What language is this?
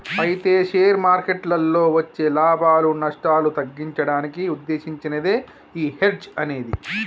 Telugu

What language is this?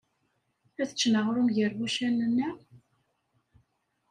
Kabyle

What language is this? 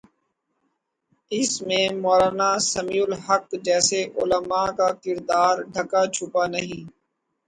Urdu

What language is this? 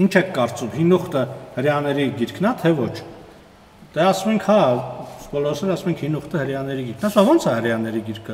Turkish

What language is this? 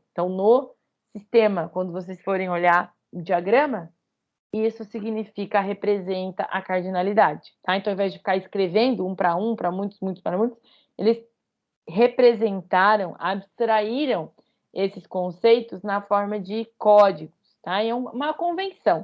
Portuguese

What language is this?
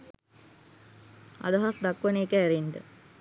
Sinhala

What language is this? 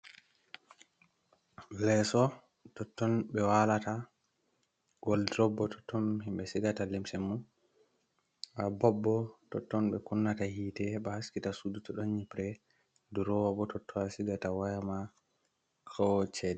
Fula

